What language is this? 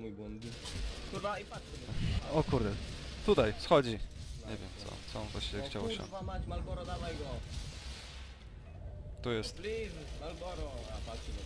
Polish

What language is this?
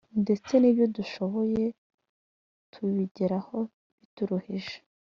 Kinyarwanda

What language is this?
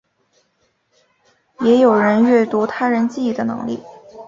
Chinese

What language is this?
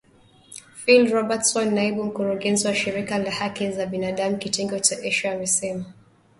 Swahili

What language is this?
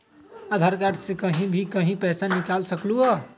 Magahi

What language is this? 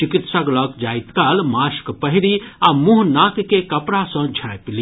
Maithili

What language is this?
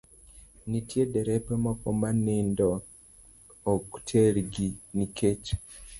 Luo (Kenya and Tanzania)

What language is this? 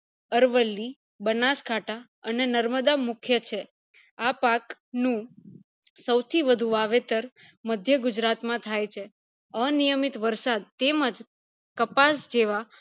Gujarati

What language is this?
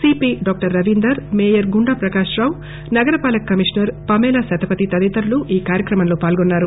Telugu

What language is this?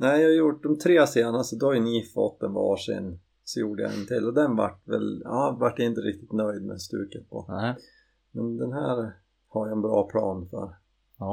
Swedish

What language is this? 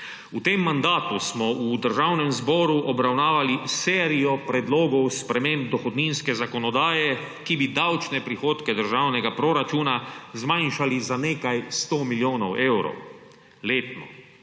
Slovenian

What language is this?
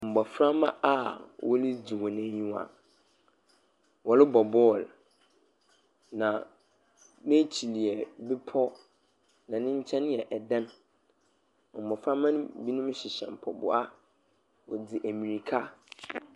Akan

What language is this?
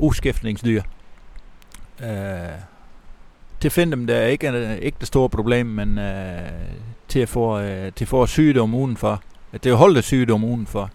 Danish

